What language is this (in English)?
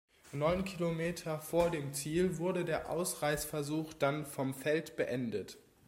German